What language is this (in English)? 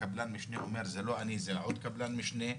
Hebrew